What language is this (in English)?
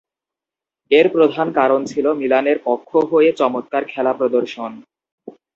Bangla